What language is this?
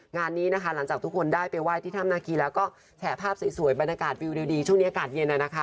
Thai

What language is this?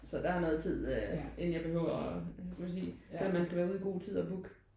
Danish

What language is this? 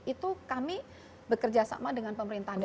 Indonesian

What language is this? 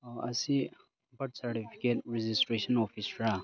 Manipuri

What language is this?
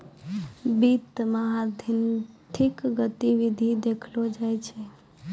Maithili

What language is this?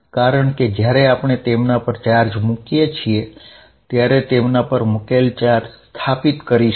Gujarati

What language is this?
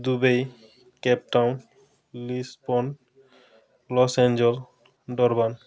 Odia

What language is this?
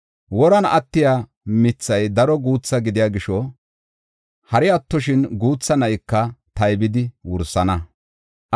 Gofa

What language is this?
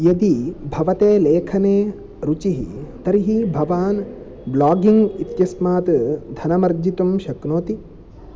Sanskrit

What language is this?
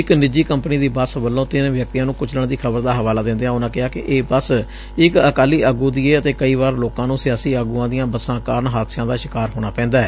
Punjabi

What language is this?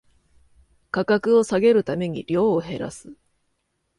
Japanese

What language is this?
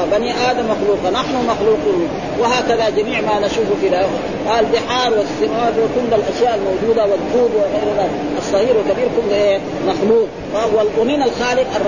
Arabic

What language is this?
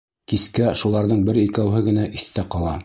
Bashkir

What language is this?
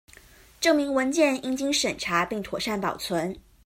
Chinese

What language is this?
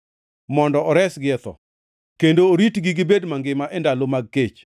Luo (Kenya and Tanzania)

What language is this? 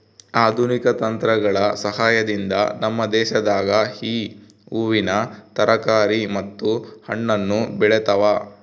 Kannada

